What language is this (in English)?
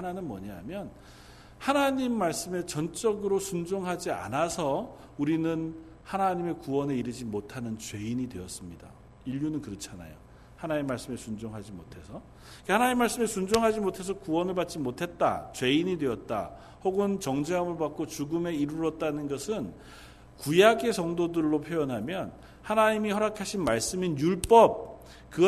Korean